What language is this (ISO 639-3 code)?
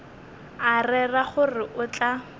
nso